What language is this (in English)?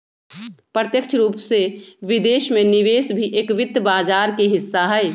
Magahi